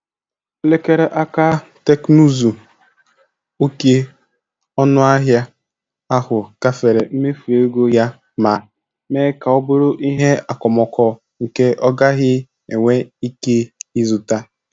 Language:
Igbo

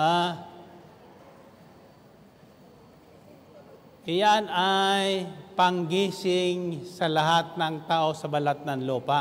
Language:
Filipino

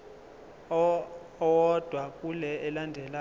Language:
Zulu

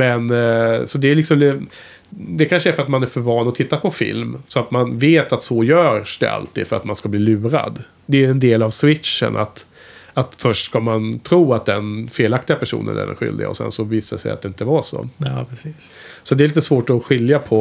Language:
Swedish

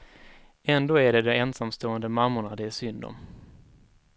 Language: Swedish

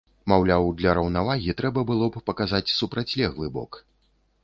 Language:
Belarusian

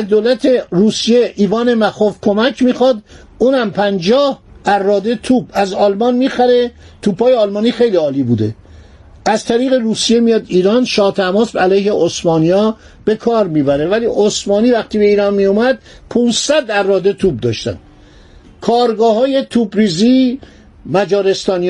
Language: Persian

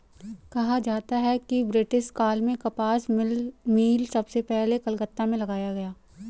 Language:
Hindi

